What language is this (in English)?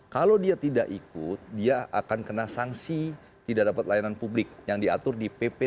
Indonesian